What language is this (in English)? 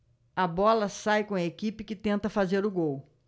Portuguese